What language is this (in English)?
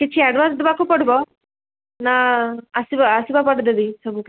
Odia